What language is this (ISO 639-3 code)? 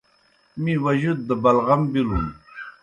plk